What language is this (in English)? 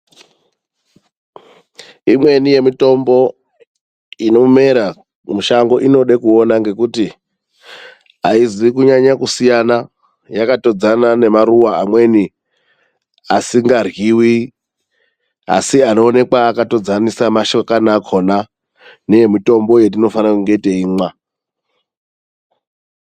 Ndau